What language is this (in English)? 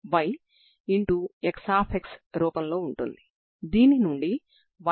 Telugu